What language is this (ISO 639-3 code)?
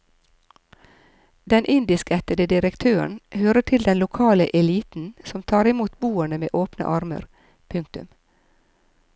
nor